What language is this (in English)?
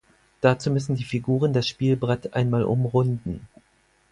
German